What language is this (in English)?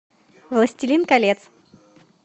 Russian